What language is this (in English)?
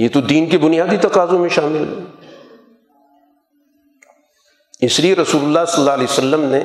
Urdu